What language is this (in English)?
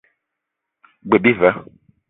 Eton (Cameroon)